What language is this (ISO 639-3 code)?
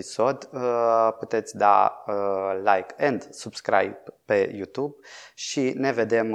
ron